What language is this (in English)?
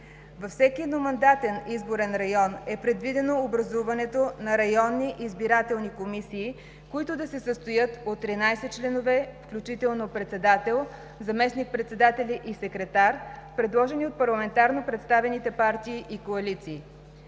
Bulgarian